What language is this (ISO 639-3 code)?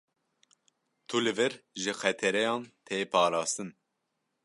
kur